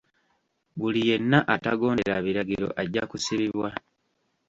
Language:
Ganda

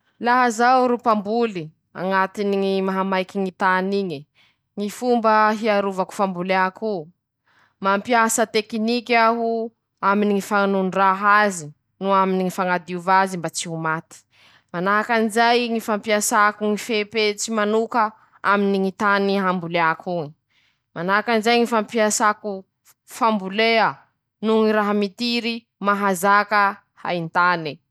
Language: Masikoro Malagasy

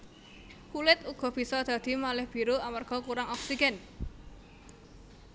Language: Javanese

